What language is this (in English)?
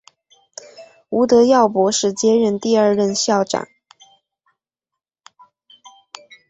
Chinese